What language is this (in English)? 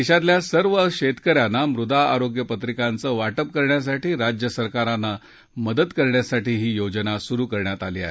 Marathi